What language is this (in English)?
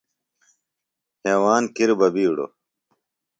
Phalura